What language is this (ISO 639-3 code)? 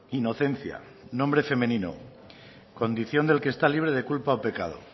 spa